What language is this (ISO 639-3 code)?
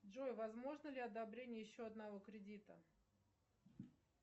rus